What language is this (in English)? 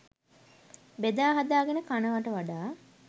Sinhala